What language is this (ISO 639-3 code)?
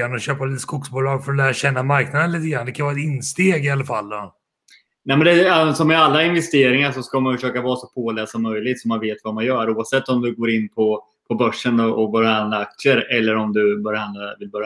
swe